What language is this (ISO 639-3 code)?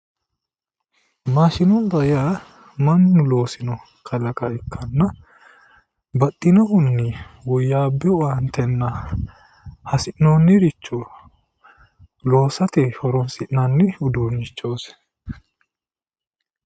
sid